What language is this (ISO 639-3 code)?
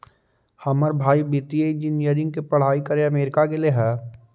mag